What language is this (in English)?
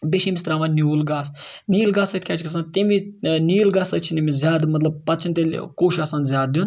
Kashmiri